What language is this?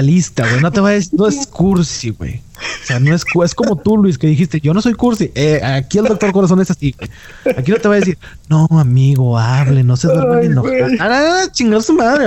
Spanish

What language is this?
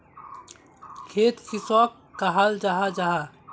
Magahi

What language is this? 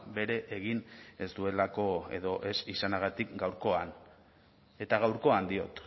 Basque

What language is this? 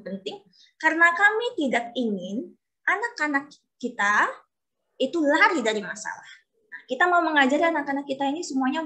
Indonesian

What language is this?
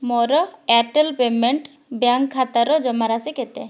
Odia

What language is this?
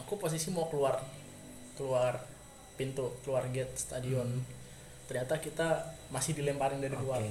Indonesian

